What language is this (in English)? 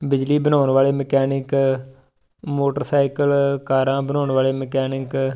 Punjabi